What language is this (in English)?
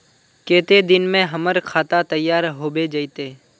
Magahi